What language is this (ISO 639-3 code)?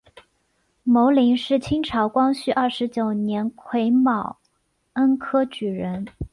zho